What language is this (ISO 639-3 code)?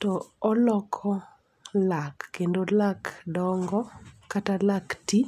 luo